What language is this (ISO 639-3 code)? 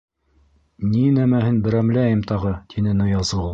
bak